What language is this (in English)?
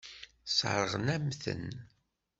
Kabyle